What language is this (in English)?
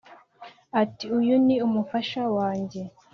Kinyarwanda